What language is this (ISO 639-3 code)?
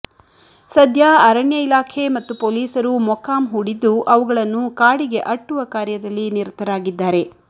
kan